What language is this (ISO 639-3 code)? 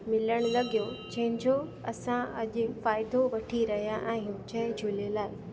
snd